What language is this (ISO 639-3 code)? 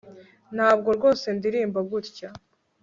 kin